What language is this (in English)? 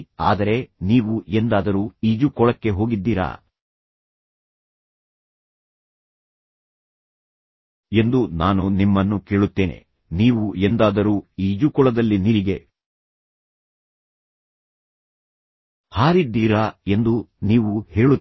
Kannada